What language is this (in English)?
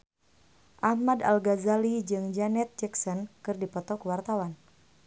Sundanese